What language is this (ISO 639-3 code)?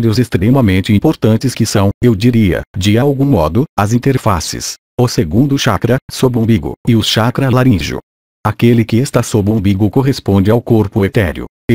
por